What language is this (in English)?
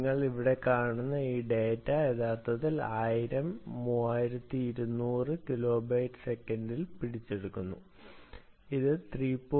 Malayalam